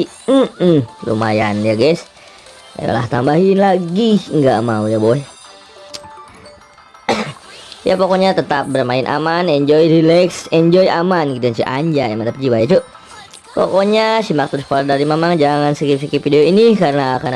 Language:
Indonesian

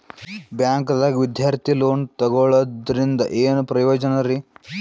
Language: Kannada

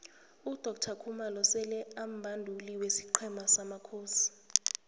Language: South Ndebele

